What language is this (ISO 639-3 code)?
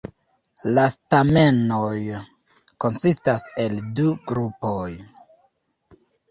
epo